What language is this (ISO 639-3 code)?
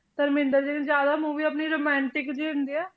pan